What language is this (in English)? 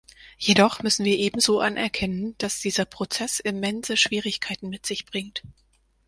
German